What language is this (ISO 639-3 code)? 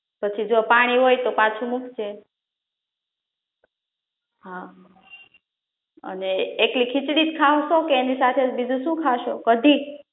guj